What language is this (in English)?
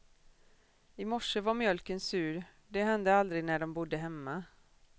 Swedish